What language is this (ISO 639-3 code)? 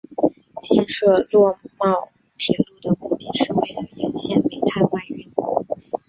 zho